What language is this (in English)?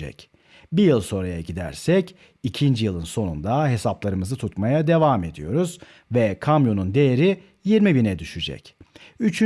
Turkish